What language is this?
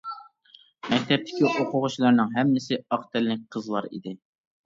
Uyghur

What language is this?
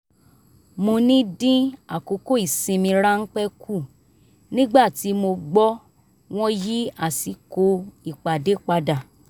Yoruba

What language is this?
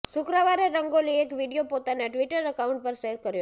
Gujarati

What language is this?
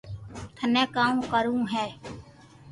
Loarki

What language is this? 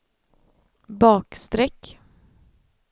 Swedish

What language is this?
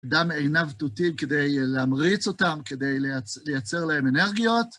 Hebrew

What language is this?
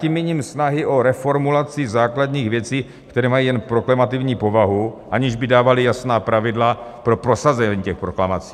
Czech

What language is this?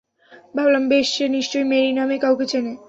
Bangla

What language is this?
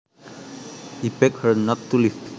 Javanese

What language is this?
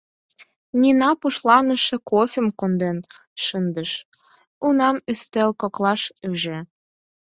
Mari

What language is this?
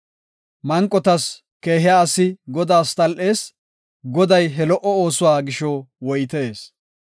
Gofa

